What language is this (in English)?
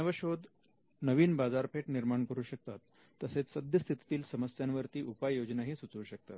Marathi